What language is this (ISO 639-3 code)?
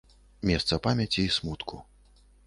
bel